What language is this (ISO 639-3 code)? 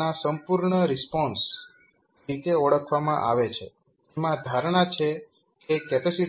guj